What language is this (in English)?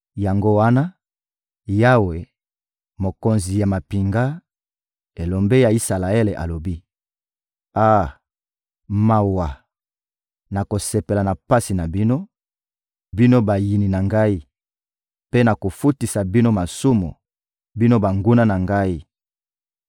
Lingala